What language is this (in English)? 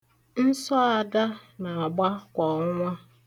Igbo